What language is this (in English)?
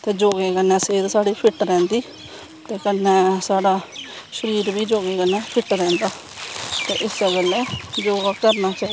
Dogri